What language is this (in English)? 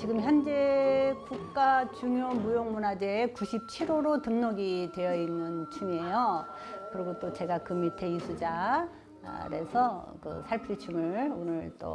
Korean